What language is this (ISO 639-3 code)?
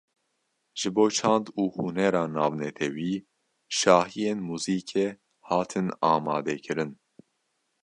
kur